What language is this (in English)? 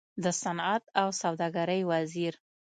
Pashto